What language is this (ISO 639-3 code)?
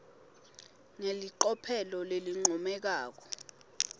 ssw